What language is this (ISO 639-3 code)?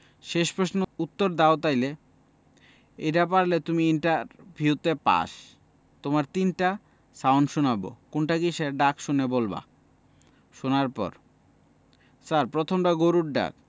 ben